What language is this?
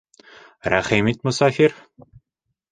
Bashkir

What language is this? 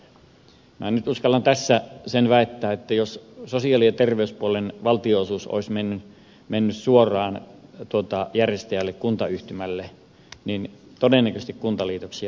Finnish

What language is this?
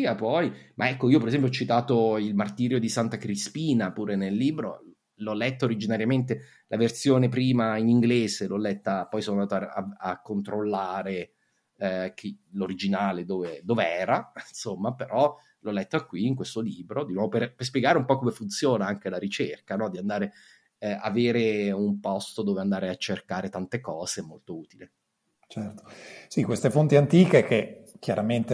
Italian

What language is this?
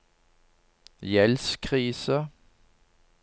Norwegian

